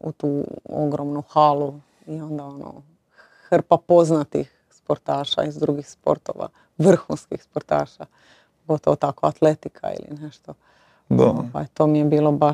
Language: Croatian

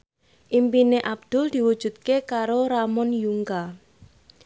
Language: Javanese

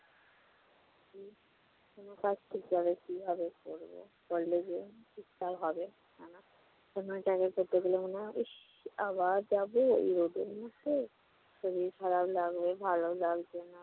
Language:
Bangla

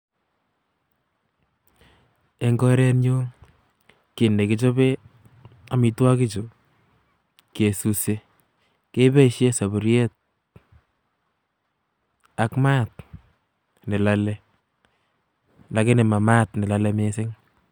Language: Kalenjin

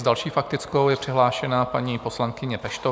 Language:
Czech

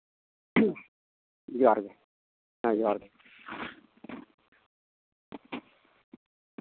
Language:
Santali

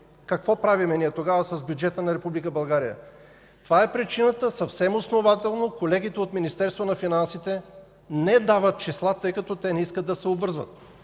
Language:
Bulgarian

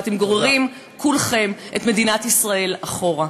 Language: Hebrew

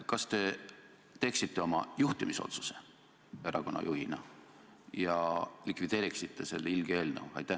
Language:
Estonian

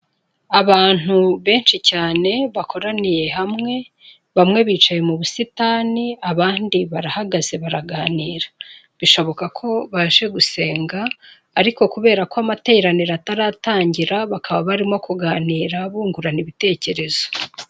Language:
Kinyarwanda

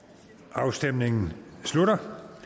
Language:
Danish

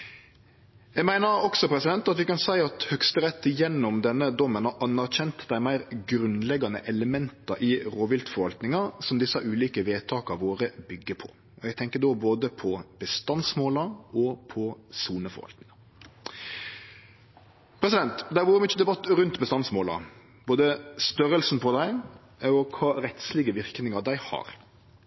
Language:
Norwegian Nynorsk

